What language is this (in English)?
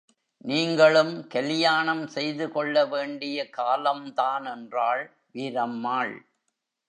Tamil